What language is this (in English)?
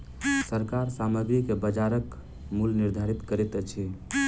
Maithili